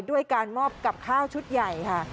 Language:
Thai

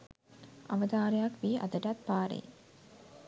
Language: Sinhala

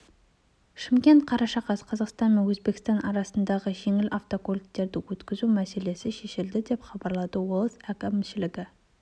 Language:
Kazakh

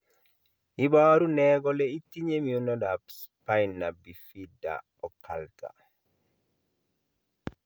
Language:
Kalenjin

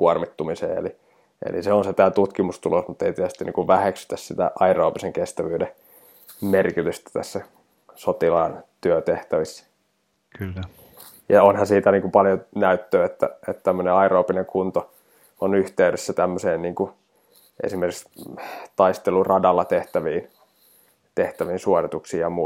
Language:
Finnish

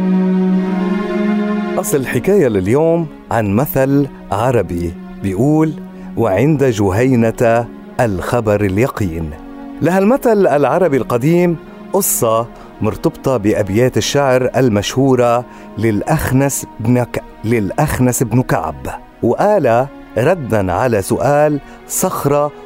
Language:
Arabic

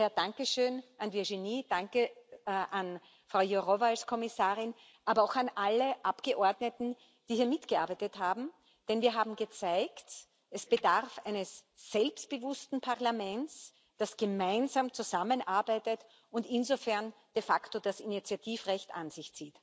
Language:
German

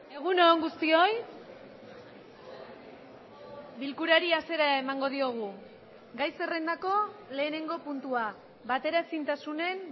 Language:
Basque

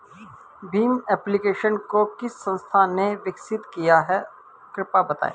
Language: Hindi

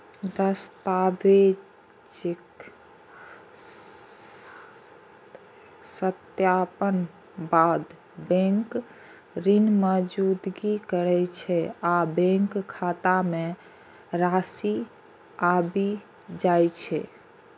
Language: Maithili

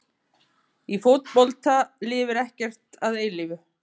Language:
Icelandic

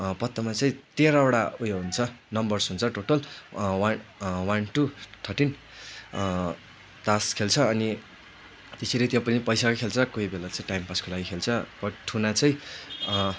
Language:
Nepali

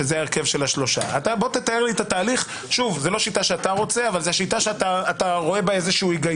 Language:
Hebrew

